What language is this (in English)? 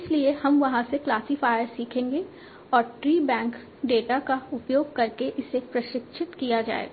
Hindi